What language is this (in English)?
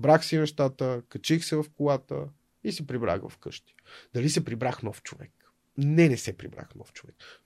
Bulgarian